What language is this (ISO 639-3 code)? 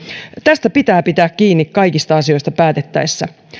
fin